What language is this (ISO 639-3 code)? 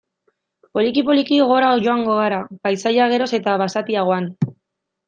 eus